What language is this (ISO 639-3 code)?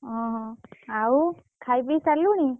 ori